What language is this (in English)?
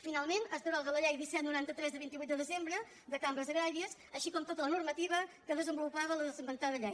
Catalan